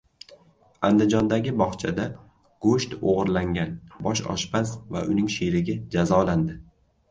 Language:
Uzbek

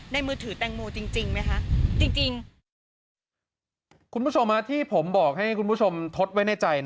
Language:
Thai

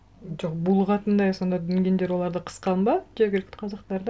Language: Kazakh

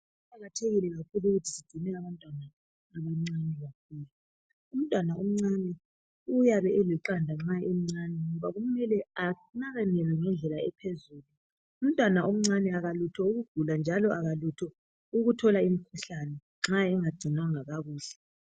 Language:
North Ndebele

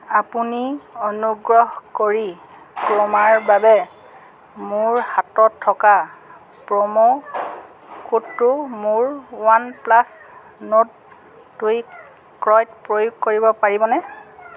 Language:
Assamese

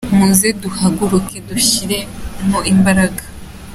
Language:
Kinyarwanda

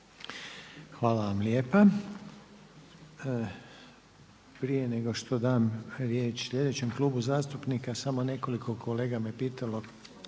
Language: Croatian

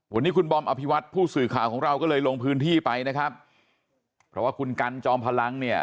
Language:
Thai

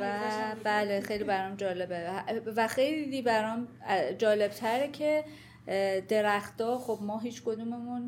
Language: Persian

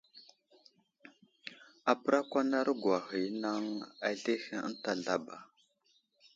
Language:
Wuzlam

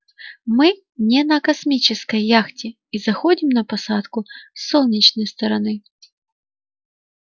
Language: Russian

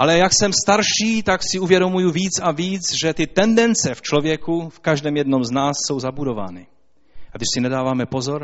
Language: Czech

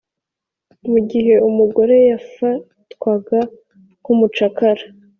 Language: Kinyarwanda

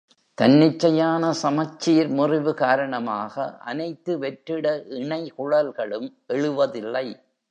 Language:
Tamil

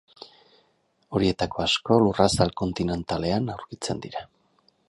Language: Basque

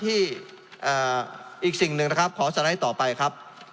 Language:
Thai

